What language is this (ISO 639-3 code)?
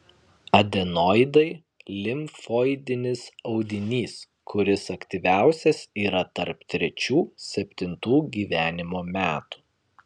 lit